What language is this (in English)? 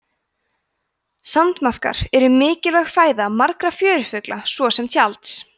Icelandic